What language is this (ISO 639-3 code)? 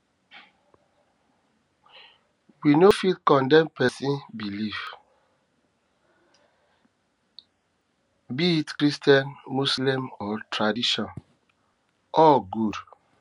pcm